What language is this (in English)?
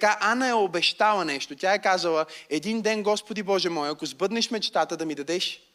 Bulgarian